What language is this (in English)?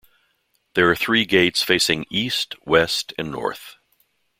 English